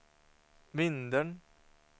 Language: Swedish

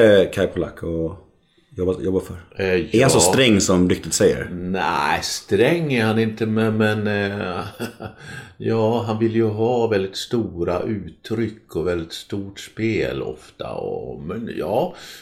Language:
Swedish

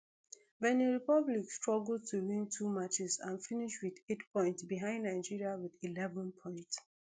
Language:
Nigerian Pidgin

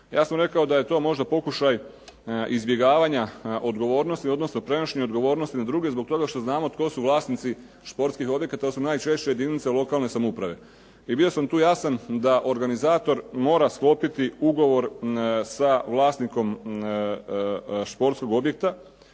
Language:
Croatian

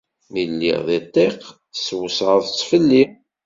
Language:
Kabyle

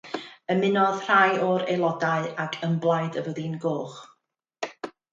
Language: Welsh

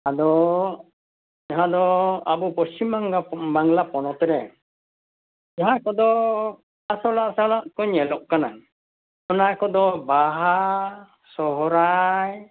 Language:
Santali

